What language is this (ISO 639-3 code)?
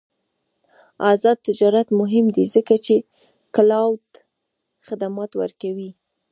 pus